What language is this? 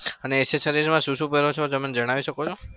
Gujarati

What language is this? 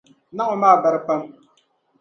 Dagbani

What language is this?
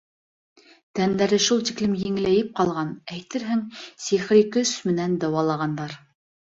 Bashkir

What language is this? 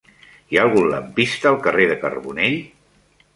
Catalan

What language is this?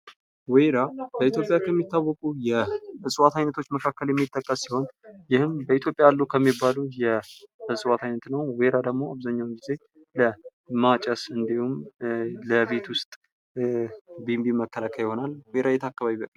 Amharic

